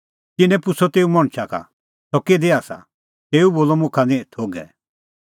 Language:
Kullu Pahari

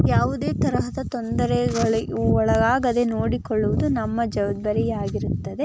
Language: Kannada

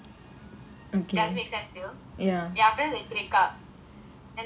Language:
English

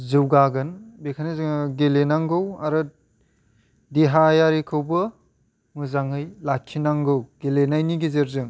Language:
Bodo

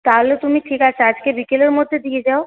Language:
Bangla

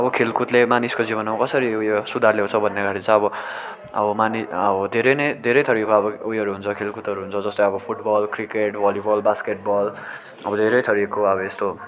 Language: Nepali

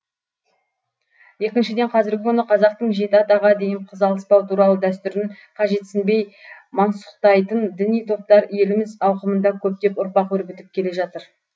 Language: Kazakh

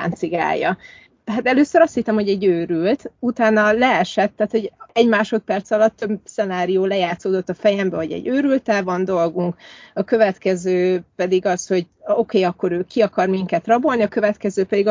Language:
Hungarian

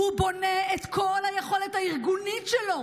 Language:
Hebrew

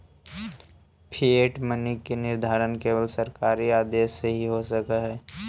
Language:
Magahi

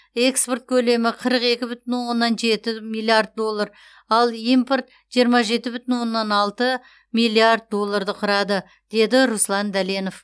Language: Kazakh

